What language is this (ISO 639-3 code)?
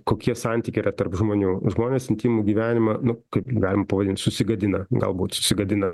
lit